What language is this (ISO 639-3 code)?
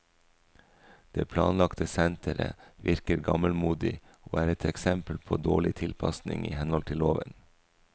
nor